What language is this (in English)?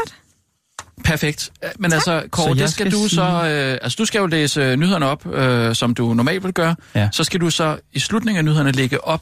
Danish